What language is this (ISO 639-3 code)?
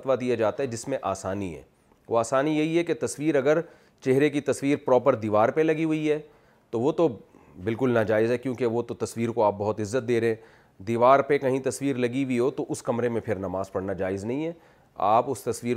urd